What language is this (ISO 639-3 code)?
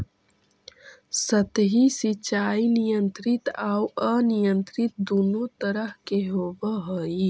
mag